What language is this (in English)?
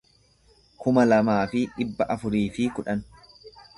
Oromo